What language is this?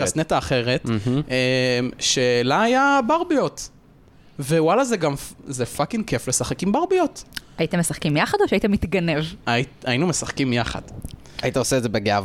Hebrew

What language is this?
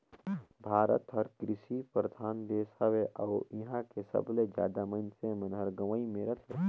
Chhattisgarhi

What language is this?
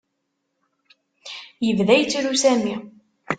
Kabyle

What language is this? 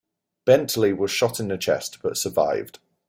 English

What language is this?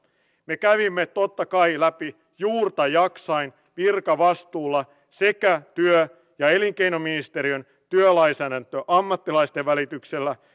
Finnish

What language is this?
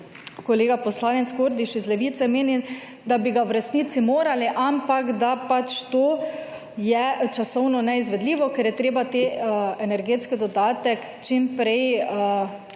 Slovenian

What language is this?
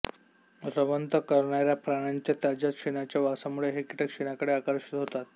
Marathi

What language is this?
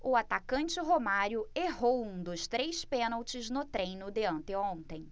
Portuguese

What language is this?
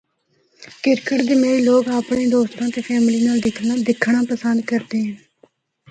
Northern Hindko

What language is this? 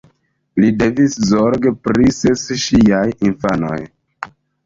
Esperanto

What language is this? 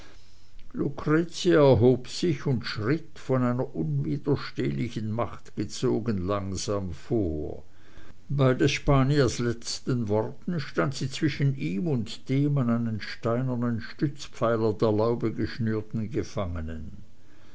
German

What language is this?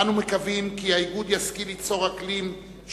Hebrew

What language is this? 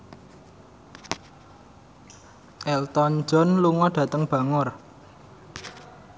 Javanese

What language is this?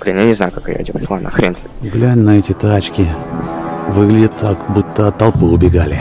Russian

